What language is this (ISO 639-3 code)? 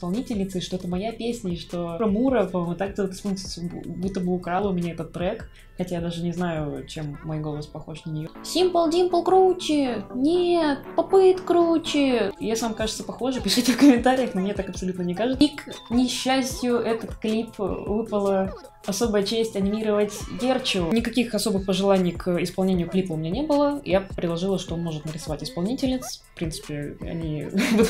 rus